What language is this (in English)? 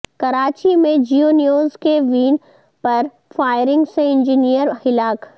Urdu